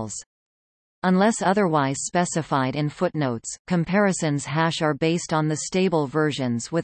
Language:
English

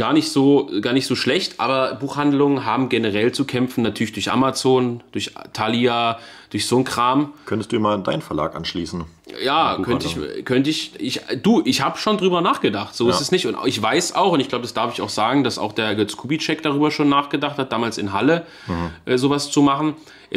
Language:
German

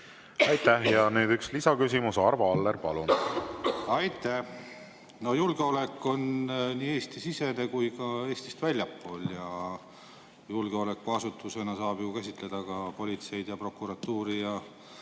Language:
Estonian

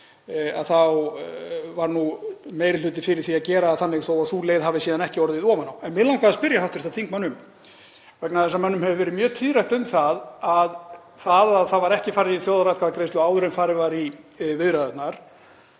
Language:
Icelandic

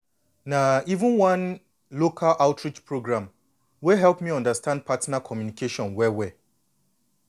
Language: Nigerian Pidgin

